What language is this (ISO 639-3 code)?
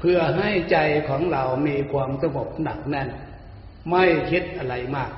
tha